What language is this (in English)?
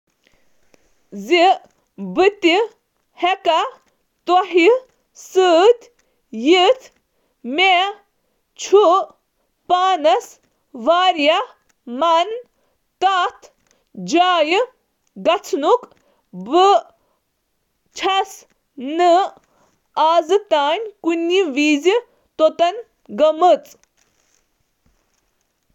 Kashmiri